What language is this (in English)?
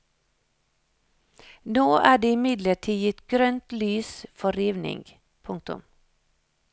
Norwegian